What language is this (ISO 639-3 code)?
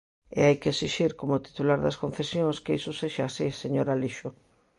glg